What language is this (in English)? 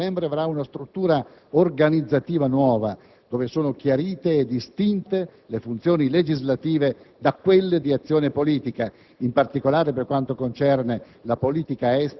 Italian